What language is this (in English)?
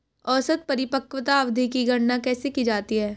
Hindi